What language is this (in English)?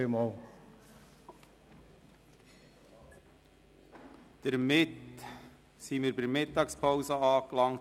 Swiss German